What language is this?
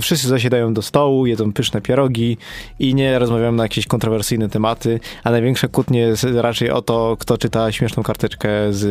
Polish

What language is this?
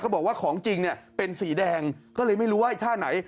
Thai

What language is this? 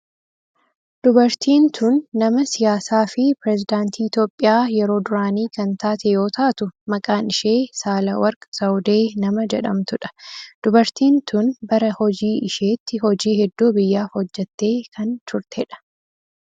Oromo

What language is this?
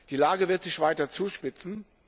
German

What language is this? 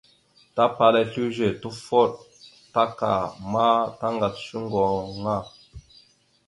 Mada (Cameroon)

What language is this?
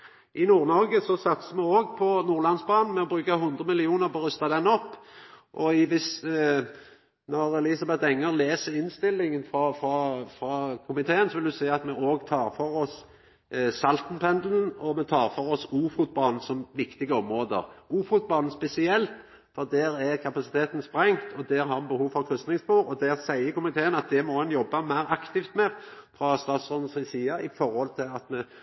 Norwegian Nynorsk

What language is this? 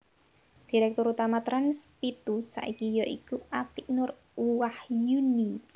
Javanese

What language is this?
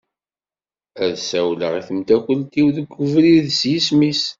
Kabyle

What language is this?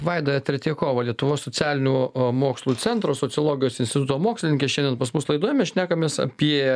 Lithuanian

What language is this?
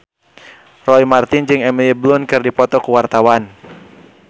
Sundanese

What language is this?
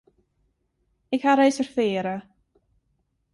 Western Frisian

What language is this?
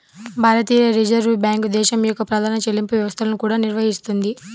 Telugu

